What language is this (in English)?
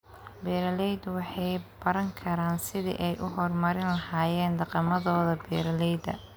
Somali